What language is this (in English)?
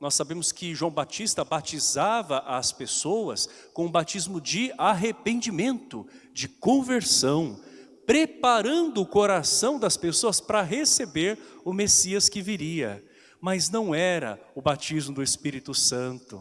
Portuguese